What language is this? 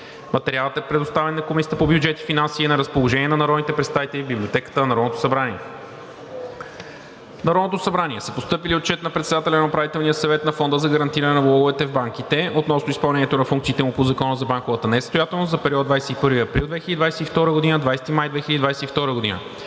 Bulgarian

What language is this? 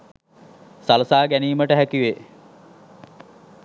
Sinhala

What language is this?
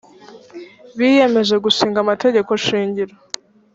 Kinyarwanda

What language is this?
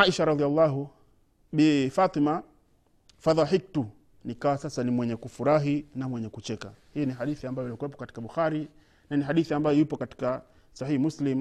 Swahili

